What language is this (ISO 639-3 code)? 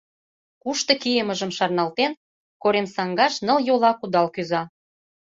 chm